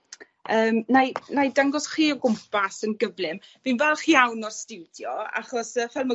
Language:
Welsh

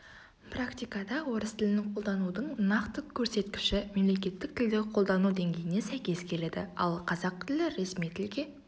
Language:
Kazakh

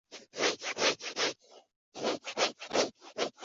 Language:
Chinese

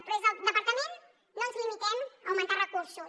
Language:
Catalan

